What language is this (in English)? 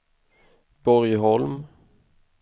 Swedish